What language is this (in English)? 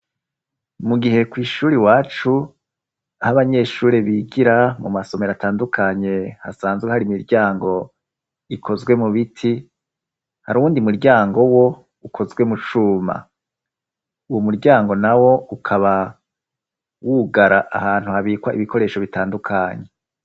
Rundi